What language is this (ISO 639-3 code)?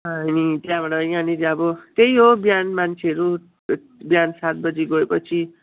nep